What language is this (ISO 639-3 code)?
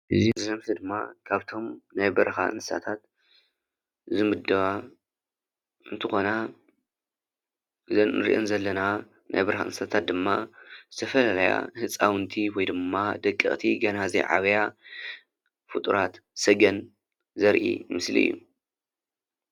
tir